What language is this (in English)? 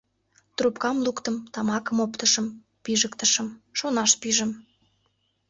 Mari